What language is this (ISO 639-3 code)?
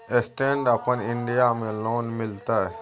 mai